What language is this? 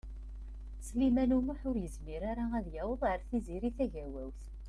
Kabyle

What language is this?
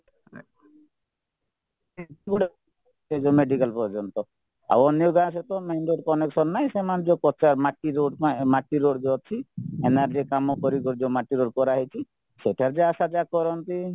Odia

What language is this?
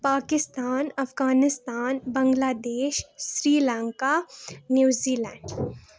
Kashmiri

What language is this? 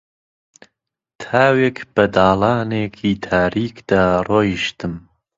Central Kurdish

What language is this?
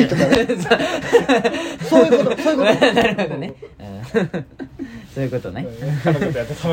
Japanese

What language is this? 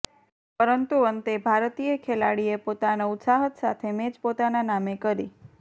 Gujarati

